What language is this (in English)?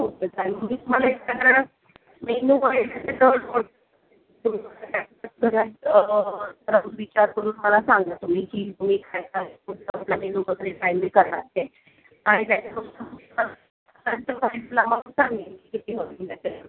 Marathi